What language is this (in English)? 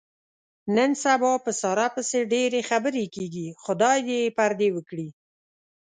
Pashto